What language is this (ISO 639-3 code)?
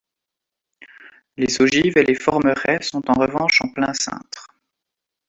fra